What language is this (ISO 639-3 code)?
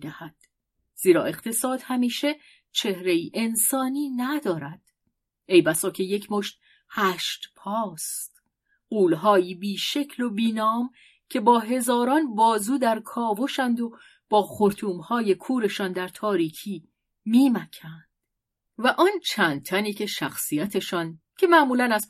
fas